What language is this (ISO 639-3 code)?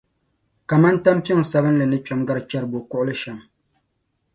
dag